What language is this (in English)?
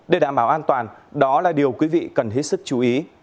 Vietnamese